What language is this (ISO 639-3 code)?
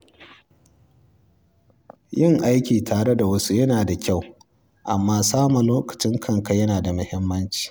hau